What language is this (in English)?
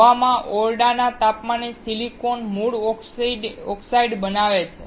Gujarati